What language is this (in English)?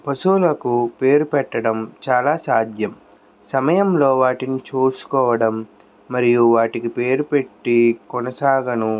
Telugu